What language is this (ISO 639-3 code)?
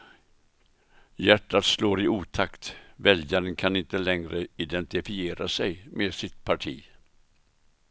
swe